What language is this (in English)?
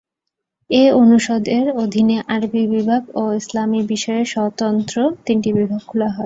Bangla